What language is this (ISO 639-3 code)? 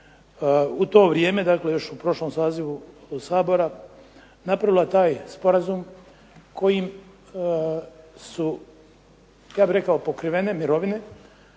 hrv